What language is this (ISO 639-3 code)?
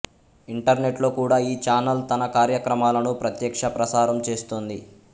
tel